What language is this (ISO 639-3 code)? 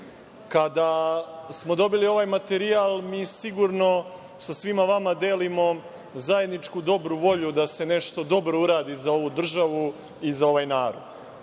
srp